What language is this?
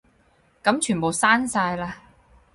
Cantonese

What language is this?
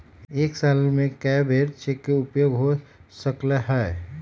Magahi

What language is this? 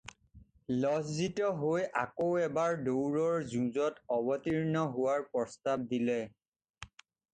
Assamese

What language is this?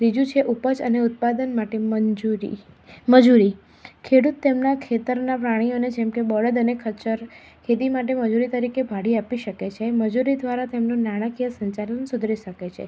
Gujarati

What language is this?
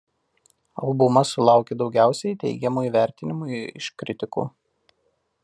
Lithuanian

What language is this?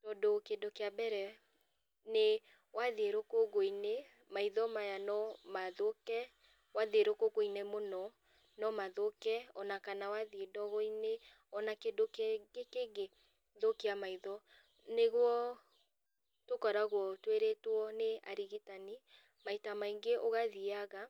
Kikuyu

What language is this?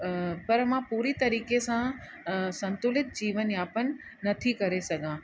Sindhi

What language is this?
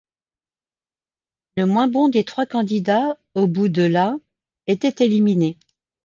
French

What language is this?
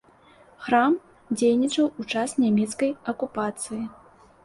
Belarusian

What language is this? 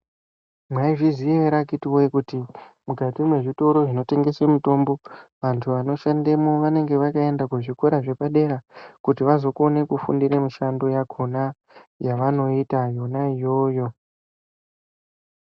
Ndau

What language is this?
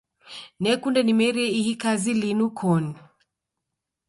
Taita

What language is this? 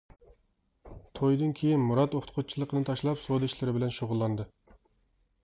Uyghur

